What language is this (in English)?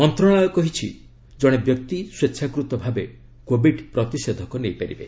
Odia